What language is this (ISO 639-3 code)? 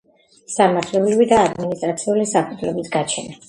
kat